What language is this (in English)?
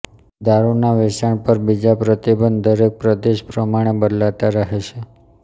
Gujarati